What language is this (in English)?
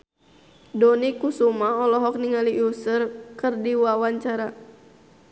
Sundanese